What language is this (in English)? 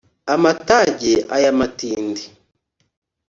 Kinyarwanda